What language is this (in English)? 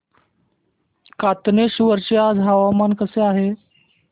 Marathi